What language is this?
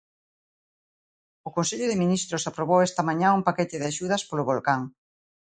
Galician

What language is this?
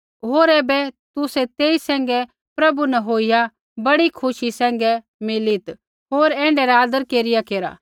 Kullu Pahari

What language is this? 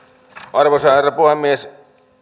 Finnish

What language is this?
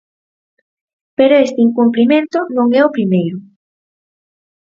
Galician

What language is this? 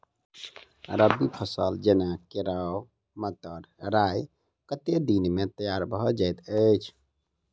Maithili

